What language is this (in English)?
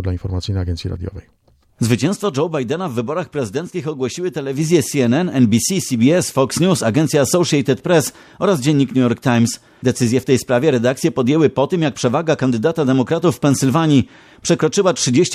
Polish